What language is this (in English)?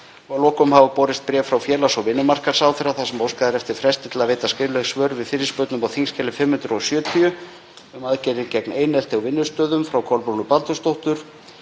Icelandic